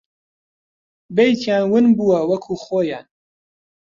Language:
Central Kurdish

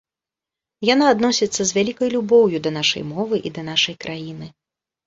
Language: Belarusian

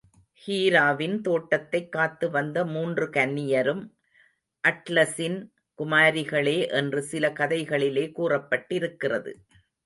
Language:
Tamil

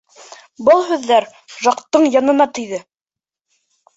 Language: Bashkir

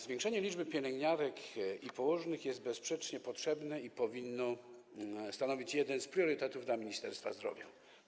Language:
Polish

